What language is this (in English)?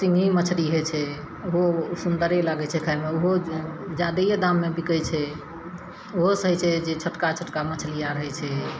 Maithili